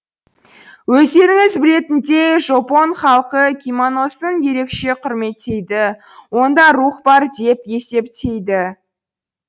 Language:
Kazakh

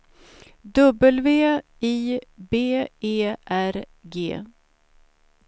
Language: Swedish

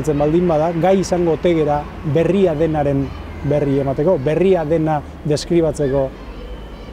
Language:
Spanish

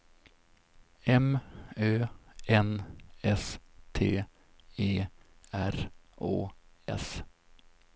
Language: Swedish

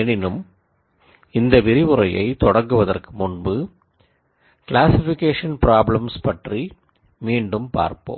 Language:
Tamil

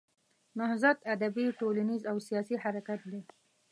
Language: Pashto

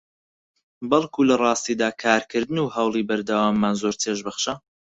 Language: Central Kurdish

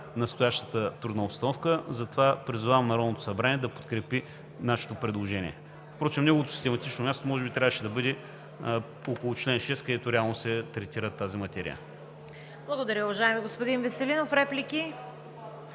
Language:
Bulgarian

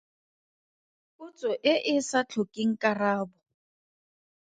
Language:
Tswana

